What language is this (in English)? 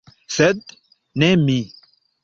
Esperanto